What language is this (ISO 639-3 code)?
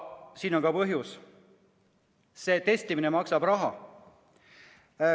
est